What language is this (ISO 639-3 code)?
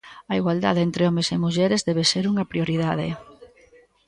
glg